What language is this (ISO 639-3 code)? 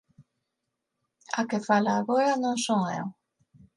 glg